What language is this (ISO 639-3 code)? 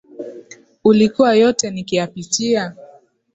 swa